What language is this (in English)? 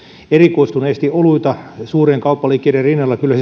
Finnish